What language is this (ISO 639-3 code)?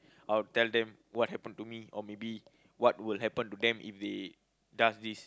eng